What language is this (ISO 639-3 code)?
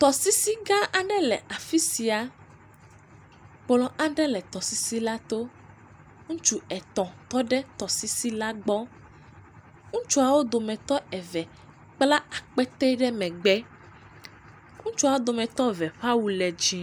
ewe